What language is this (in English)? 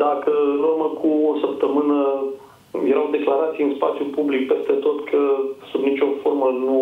Romanian